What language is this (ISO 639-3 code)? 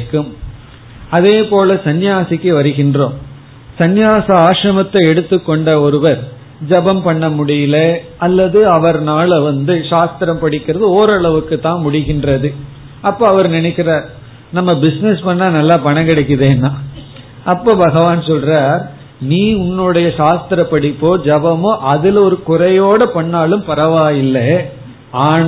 tam